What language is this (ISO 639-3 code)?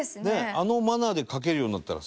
jpn